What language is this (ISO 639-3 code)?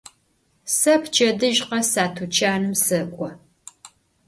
ady